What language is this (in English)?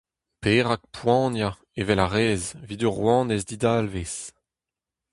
Breton